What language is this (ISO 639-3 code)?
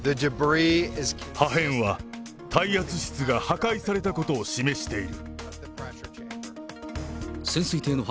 jpn